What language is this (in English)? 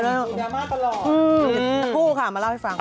Thai